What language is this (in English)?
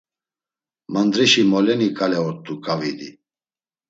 Laz